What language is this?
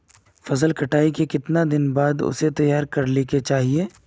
Magahi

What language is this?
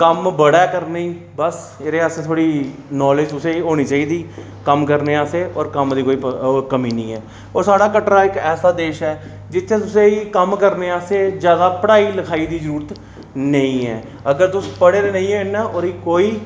Dogri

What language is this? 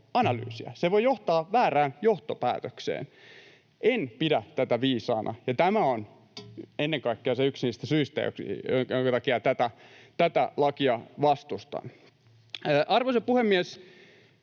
Finnish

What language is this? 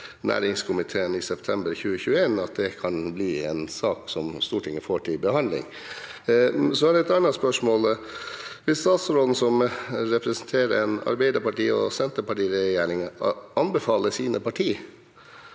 Norwegian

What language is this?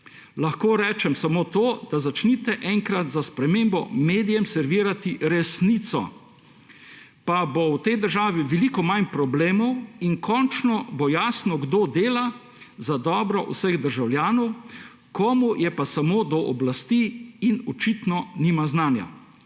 Slovenian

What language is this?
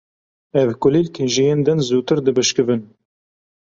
Kurdish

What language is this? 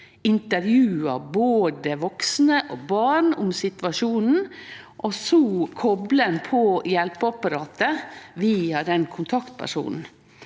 Norwegian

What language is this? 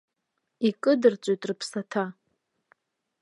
Abkhazian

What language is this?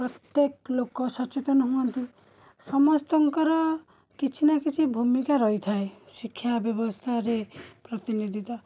Odia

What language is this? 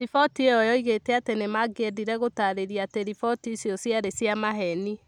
Kikuyu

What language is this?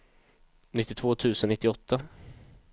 Swedish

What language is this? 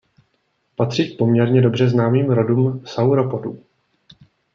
Czech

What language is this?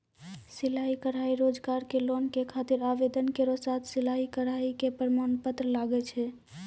Maithili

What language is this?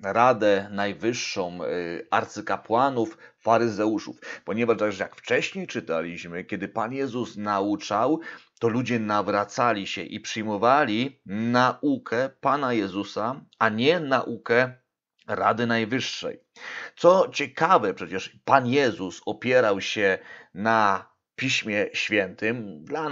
Polish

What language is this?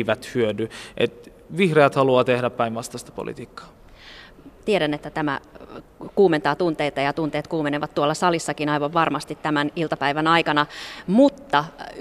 Finnish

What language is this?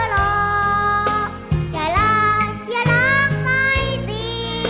Thai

